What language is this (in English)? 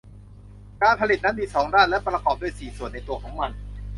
Thai